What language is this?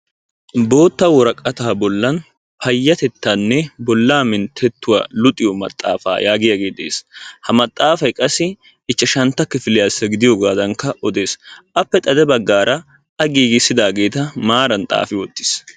Wolaytta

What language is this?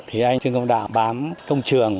Vietnamese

